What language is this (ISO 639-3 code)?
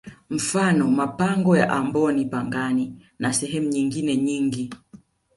swa